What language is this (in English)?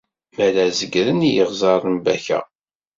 Kabyle